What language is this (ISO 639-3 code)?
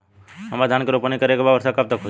bho